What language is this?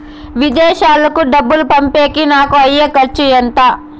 Telugu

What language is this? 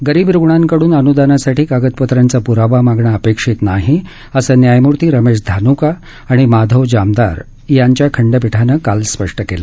Marathi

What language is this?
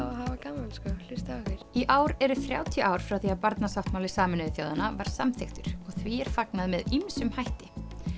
Icelandic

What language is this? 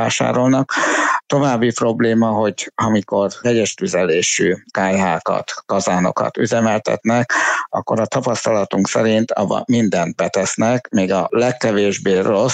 Hungarian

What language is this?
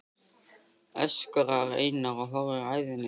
Icelandic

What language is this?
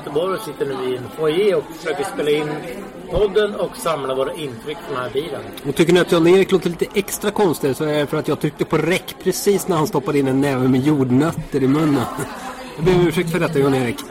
Swedish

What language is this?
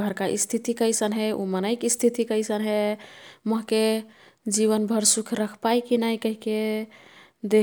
Kathoriya Tharu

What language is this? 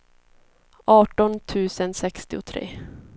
Swedish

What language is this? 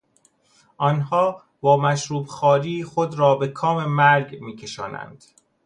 Persian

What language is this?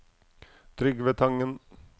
Norwegian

